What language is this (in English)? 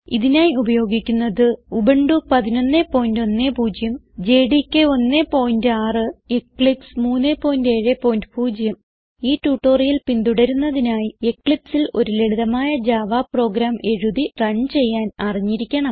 Malayalam